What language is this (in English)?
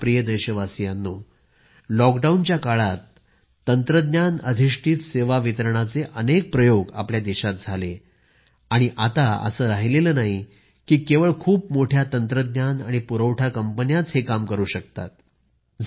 Marathi